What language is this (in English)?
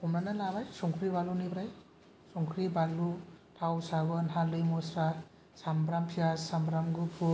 Bodo